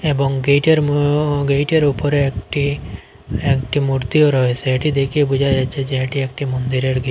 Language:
Bangla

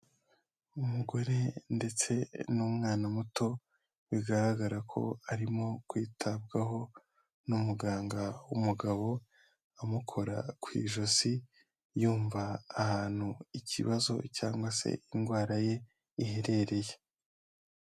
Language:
Kinyarwanda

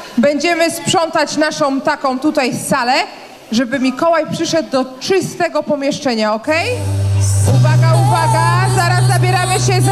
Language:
Polish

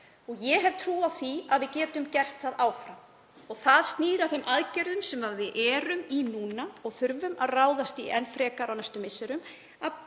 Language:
Icelandic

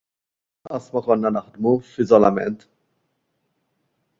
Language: Maltese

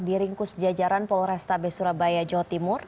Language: Indonesian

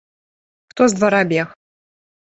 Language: Belarusian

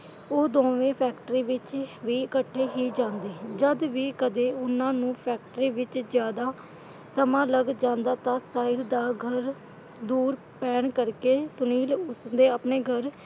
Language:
Punjabi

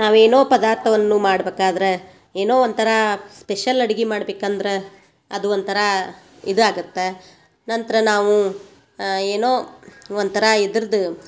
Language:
Kannada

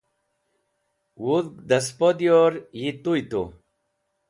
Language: Wakhi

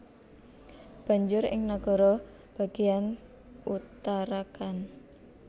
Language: Javanese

